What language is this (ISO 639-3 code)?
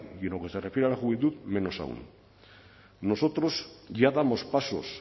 spa